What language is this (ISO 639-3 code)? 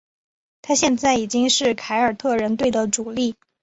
zho